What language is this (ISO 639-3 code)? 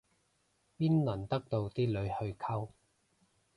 yue